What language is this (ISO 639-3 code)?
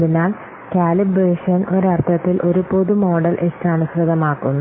mal